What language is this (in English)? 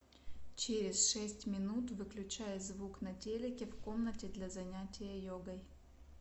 Russian